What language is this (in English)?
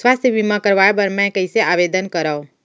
Chhattisgarhi